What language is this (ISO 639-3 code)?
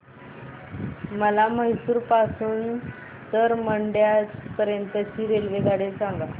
mar